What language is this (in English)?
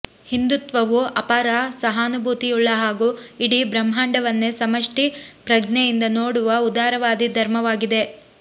Kannada